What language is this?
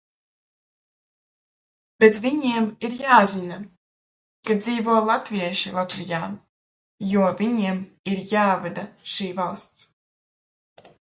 Latvian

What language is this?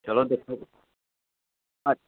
Dogri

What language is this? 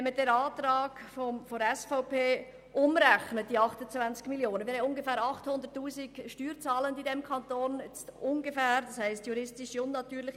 Swiss German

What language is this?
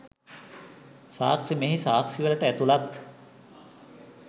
Sinhala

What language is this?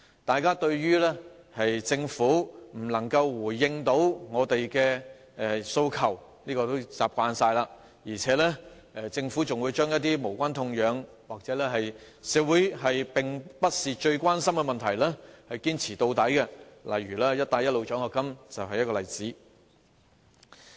Cantonese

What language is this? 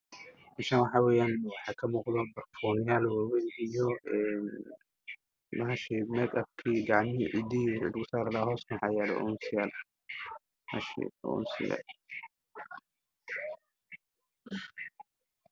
Somali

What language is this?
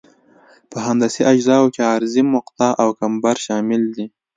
Pashto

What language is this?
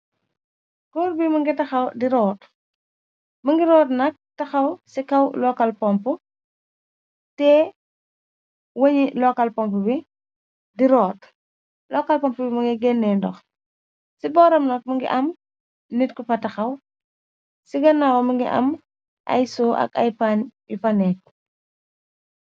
Wolof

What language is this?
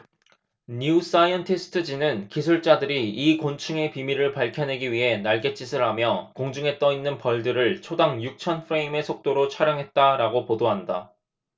Korean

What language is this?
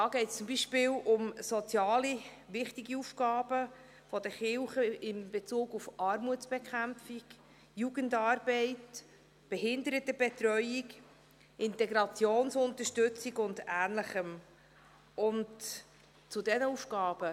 Swiss German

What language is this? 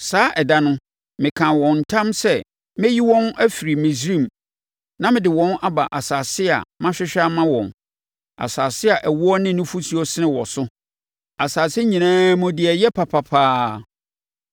Akan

